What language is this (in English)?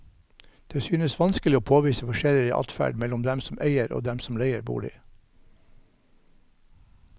Norwegian